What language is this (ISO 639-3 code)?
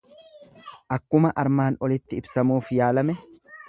orm